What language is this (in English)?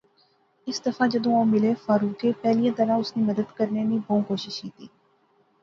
Pahari-Potwari